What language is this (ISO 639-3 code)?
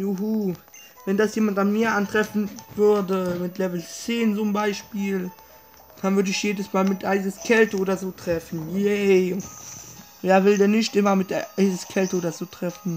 deu